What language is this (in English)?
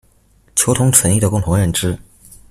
Chinese